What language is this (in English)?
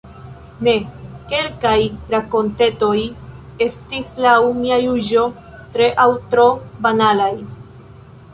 Esperanto